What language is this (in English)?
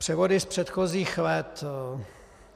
Czech